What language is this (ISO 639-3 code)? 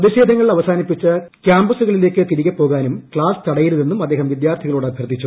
mal